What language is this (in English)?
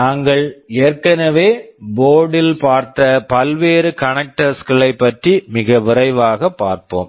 Tamil